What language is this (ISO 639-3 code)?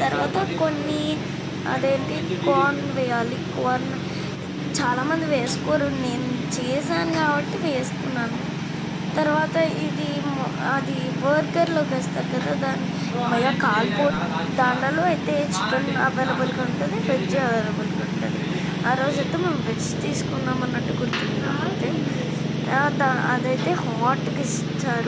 tel